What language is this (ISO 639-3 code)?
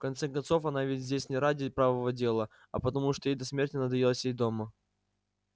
rus